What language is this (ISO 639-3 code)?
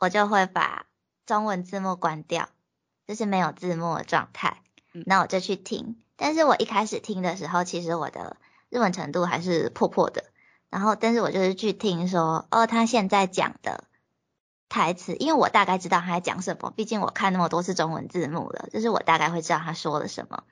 zho